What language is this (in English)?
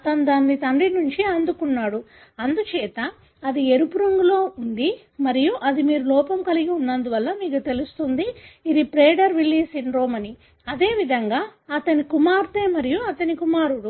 Telugu